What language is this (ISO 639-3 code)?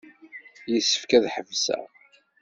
kab